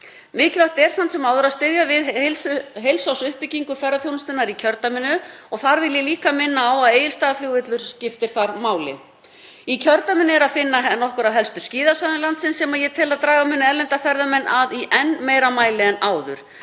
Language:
Icelandic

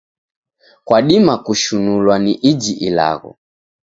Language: Taita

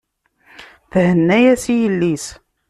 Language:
Kabyle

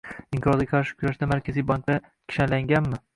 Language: Uzbek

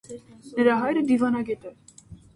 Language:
Armenian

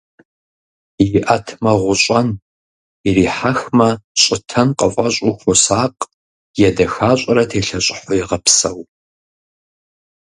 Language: Kabardian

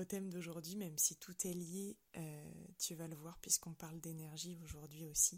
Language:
French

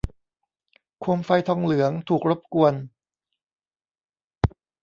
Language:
Thai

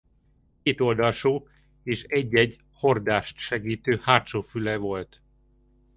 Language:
Hungarian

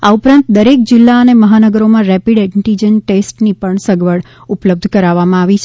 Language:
Gujarati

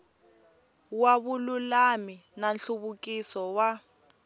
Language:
Tsonga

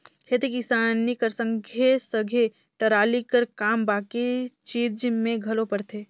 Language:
Chhattisgarhi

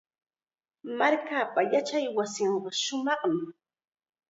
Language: Chiquián Ancash Quechua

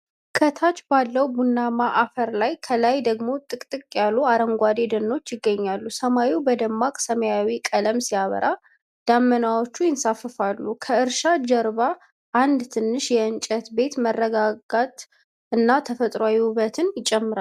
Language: Amharic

